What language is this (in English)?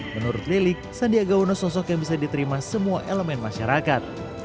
Indonesian